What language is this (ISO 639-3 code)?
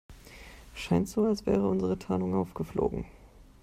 deu